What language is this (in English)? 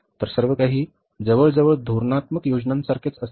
Marathi